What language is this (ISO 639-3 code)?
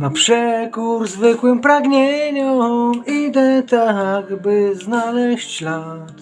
pol